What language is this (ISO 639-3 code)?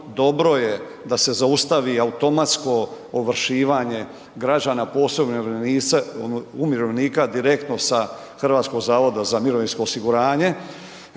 hrv